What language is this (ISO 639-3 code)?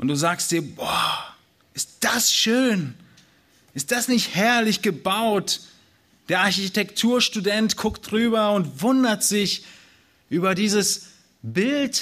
deu